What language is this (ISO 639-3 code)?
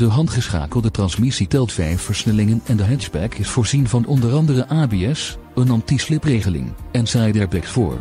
nld